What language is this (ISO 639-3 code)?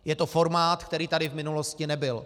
ces